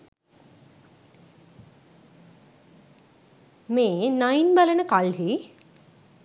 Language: Sinhala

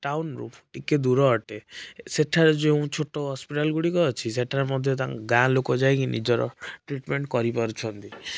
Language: Odia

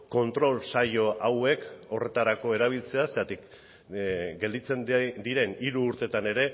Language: Basque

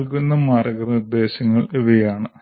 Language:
Malayalam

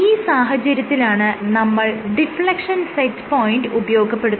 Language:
Malayalam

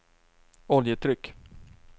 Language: Swedish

